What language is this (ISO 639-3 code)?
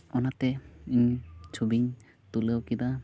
sat